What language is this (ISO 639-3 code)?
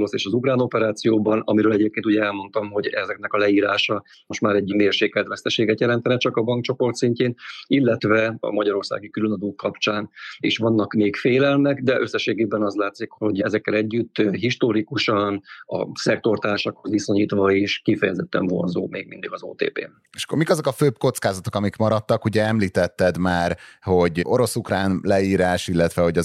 hun